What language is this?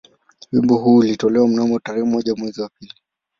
Swahili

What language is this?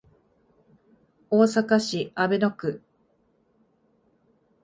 Japanese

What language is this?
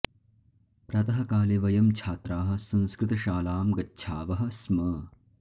Sanskrit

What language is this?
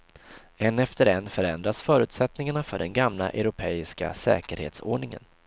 Swedish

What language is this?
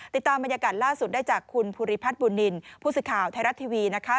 Thai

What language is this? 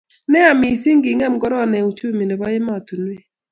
Kalenjin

